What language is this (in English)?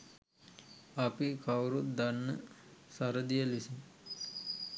Sinhala